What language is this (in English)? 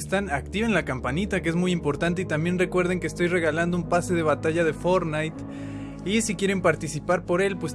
Spanish